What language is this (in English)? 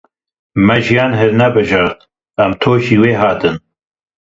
Kurdish